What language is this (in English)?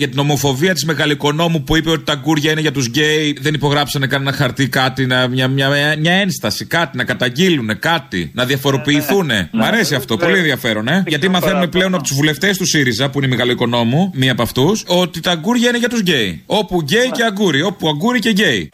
Greek